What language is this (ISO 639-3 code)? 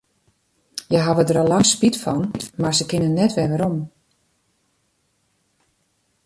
fry